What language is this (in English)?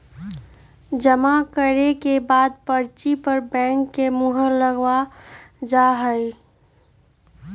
Magahi